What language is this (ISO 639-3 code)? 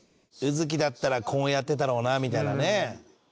jpn